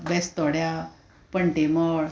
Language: Konkani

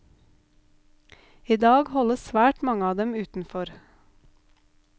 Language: Norwegian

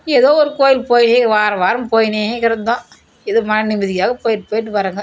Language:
Tamil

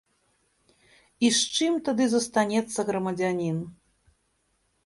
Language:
Belarusian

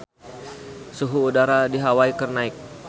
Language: Sundanese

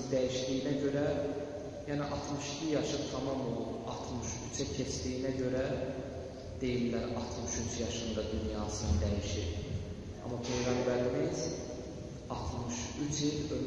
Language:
Turkish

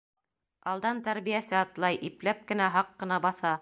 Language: Bashkir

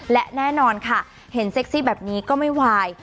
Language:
Thai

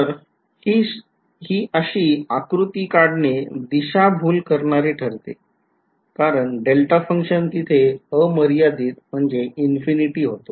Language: Marathi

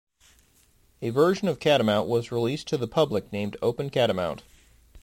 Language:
English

